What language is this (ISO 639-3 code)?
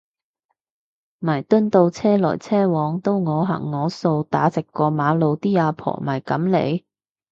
yue